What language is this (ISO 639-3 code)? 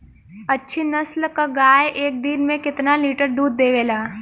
bho